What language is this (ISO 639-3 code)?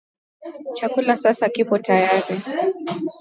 swa